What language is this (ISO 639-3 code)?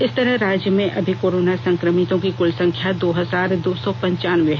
hin